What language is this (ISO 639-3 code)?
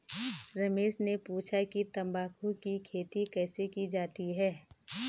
hin